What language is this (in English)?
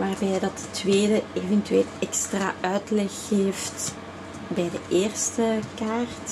Dutch